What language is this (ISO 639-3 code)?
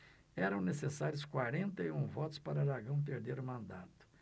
por